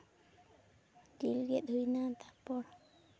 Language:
Santali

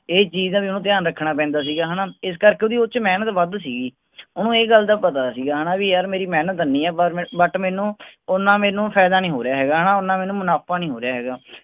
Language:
Punjabi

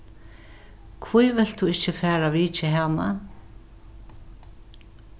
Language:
Faroese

